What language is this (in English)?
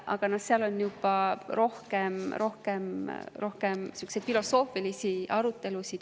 Estonian